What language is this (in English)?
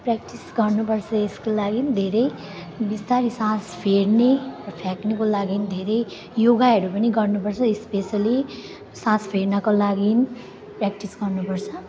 Nepali